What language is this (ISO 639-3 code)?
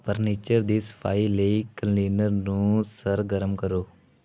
pan